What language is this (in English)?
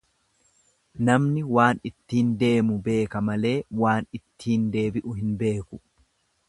Oromo